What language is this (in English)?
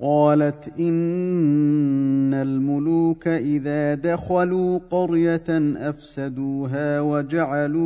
Arabic